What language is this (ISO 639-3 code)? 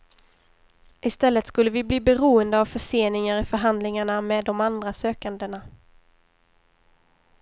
swe